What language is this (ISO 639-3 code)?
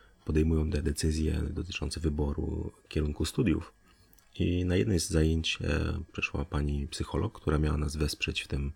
pol